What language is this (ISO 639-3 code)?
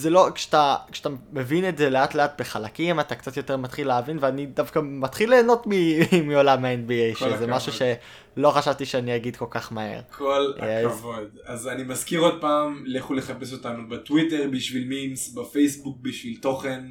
heb